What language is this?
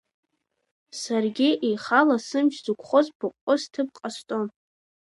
Abkhazian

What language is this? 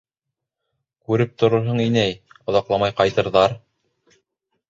Bashkir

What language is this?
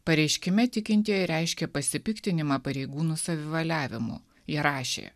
Lithuanian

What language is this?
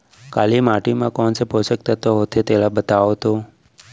Chhattisgarhi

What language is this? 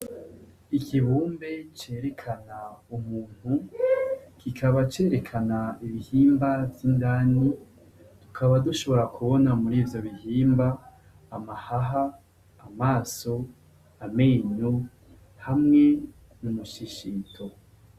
Rundi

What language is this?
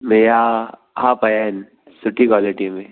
Sindhi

